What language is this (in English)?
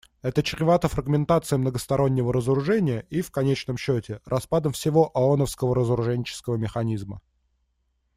Russian